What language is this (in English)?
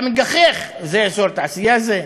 Hebrew